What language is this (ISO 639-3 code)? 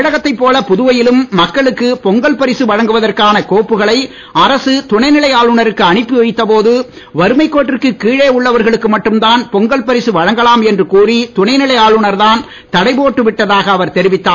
tam